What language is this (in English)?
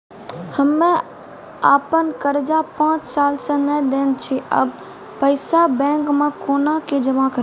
Maithili